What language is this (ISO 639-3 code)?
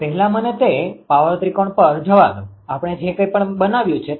guj